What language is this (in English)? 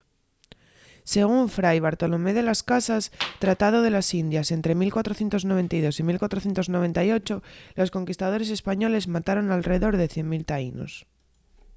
Asturian